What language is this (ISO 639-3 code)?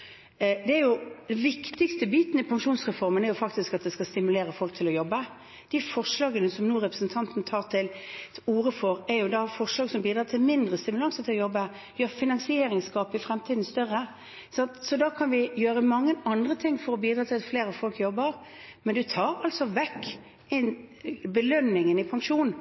nob